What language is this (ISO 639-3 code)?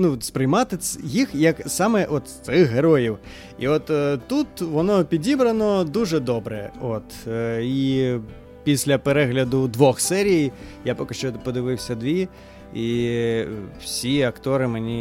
ukr